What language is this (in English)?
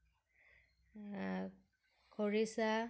Assamese